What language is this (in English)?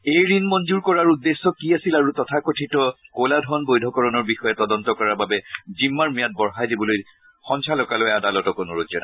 Assamese